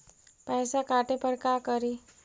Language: Magahi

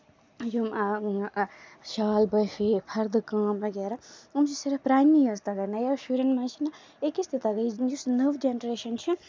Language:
Kashmiri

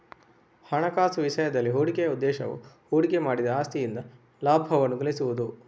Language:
Kannada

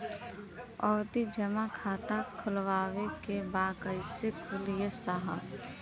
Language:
Bhojpuri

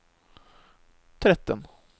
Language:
Norwegian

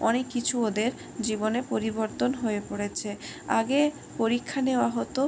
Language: Bangla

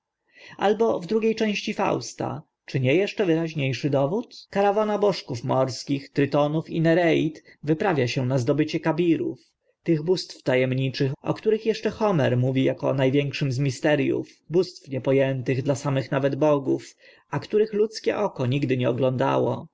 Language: Polish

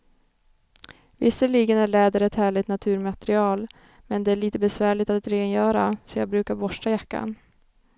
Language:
Swedish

